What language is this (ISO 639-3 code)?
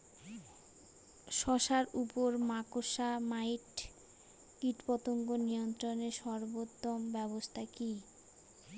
ben